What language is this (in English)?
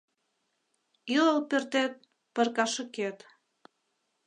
Mari